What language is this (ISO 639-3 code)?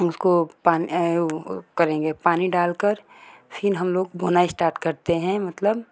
hin